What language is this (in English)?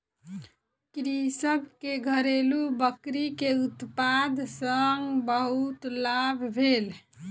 Maithili